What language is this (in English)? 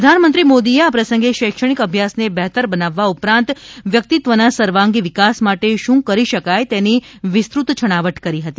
Gujarati